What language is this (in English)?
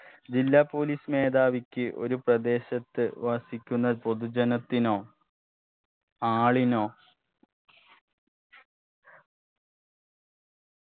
Malayalam